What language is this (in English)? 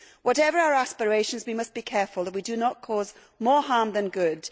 English